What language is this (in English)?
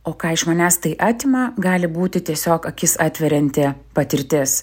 Lithuanian